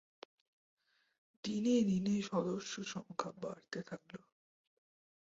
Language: Bangla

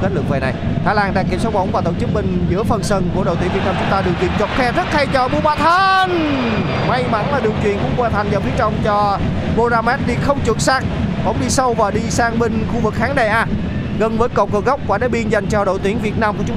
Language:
Vietnamese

